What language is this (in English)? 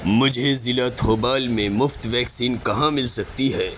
Urdu